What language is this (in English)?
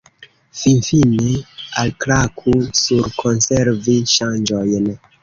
Esperanto